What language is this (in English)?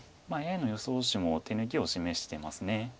Japanese